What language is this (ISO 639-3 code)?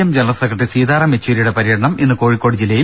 mal